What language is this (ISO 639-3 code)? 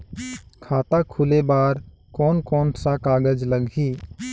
hne